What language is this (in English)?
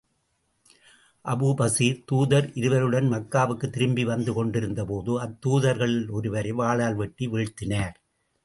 Tamil